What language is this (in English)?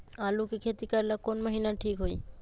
Magahi